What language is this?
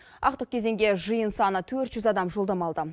Kazakh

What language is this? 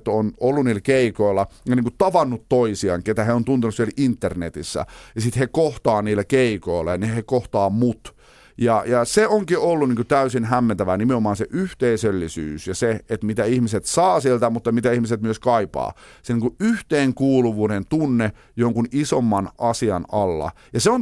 Finnish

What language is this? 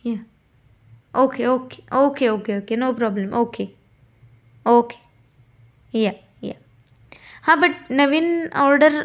Marathi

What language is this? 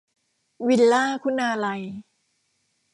Thai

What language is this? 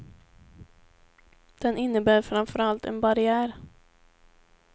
Swedish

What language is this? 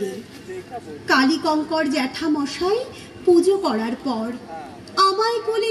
Hindi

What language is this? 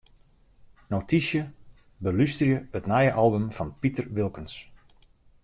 Western Frisian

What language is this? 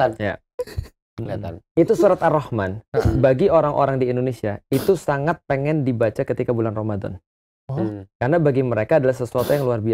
Indonesian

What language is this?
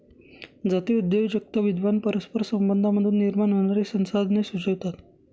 Marathi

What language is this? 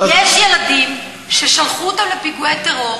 Hebrew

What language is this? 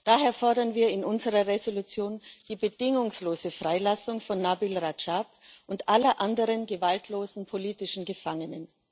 German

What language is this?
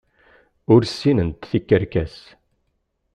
Kabyle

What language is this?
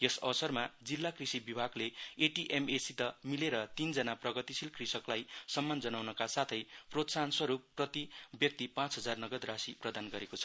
Nepali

